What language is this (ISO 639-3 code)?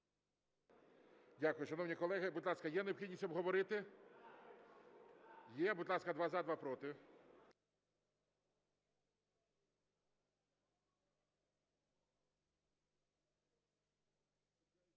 ukr